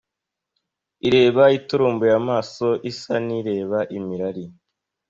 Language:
Kinyarwanda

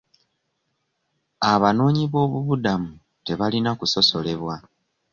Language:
Ganda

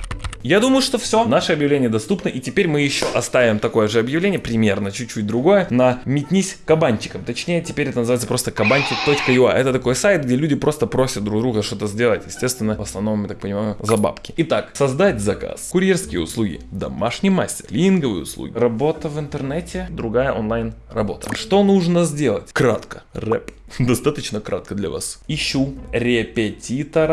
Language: Russian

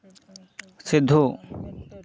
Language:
Santali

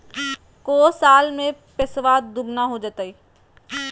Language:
Magahi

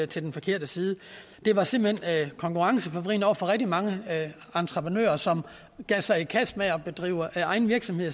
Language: Danish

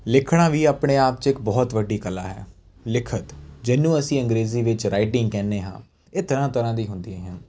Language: Punjabi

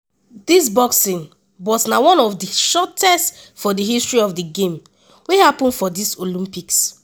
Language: Nigerian Pidgin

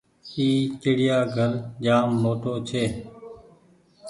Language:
Goaria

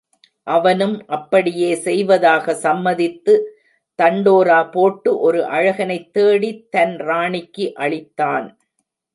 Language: Tamil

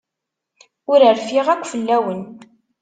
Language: Kabyle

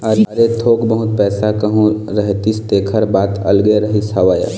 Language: Chhattisgarhi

